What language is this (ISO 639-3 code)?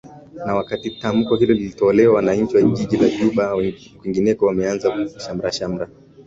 swa